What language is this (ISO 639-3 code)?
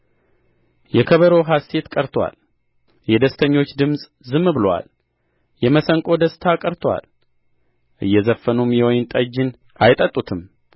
amh